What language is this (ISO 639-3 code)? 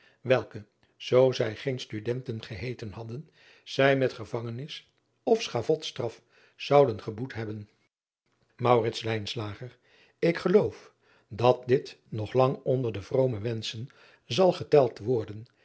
nld